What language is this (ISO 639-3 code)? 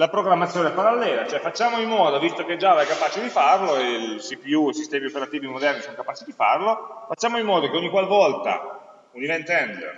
ita